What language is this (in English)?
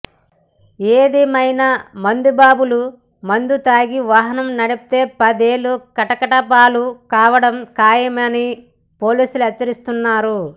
Telugu